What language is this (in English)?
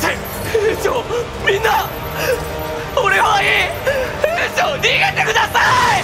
Japanese